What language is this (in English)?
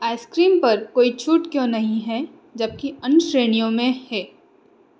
Hindi